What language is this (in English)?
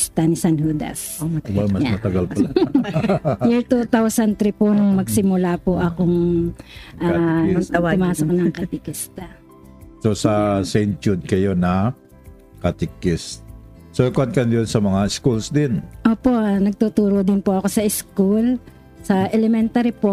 Filipino